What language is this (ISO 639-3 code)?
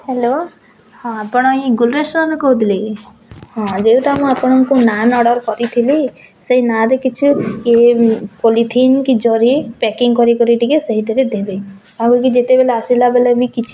ori